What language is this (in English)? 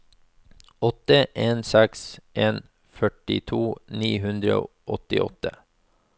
Norwegian